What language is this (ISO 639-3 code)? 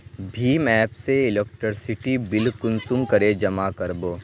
mag